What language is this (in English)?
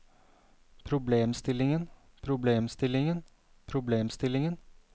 Norwegian